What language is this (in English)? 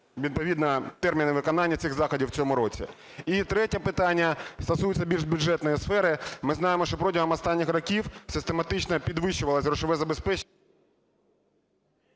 Ukrainian